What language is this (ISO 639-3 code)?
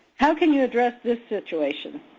eng